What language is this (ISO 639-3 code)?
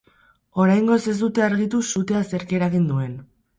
eus